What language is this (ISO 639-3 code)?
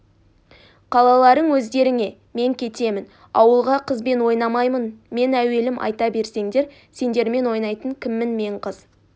kaz